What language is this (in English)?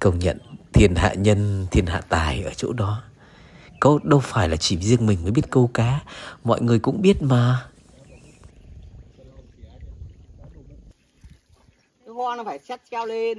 Vietnamese